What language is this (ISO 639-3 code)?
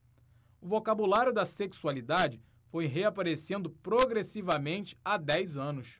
por